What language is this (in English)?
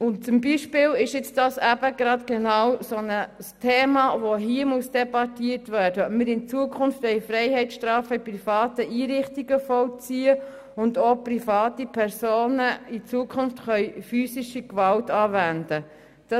Swiss German